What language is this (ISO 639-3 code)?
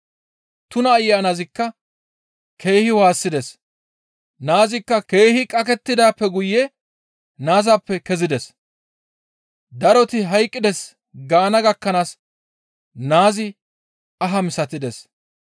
gmv